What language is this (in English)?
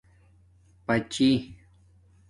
Domaaki